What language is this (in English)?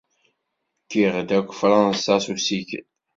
Kabyle